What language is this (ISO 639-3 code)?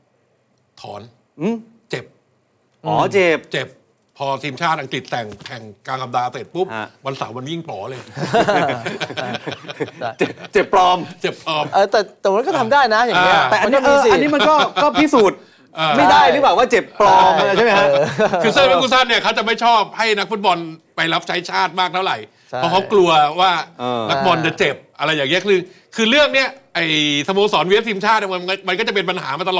tha